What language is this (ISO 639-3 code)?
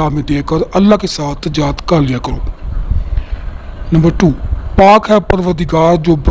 ara